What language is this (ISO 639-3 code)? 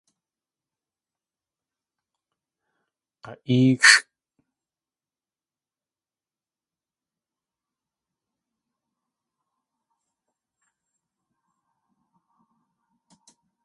tli